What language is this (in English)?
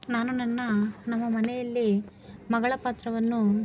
Kannada